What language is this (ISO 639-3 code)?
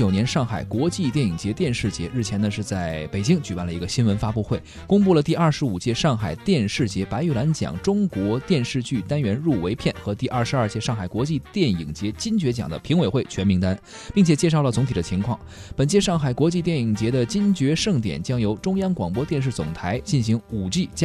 zho